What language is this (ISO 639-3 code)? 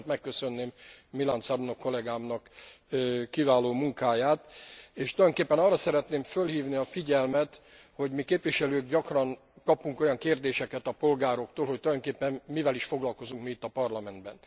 hun